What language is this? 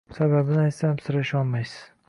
Uzbek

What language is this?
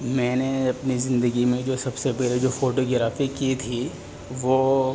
Urdu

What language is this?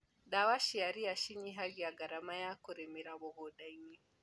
Kikuyu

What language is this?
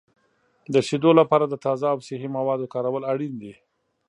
Pashto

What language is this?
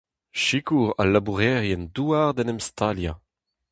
Breton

